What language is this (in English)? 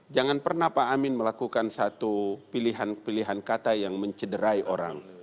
Indonesian